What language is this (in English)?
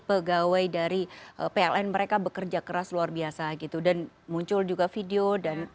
Indonesian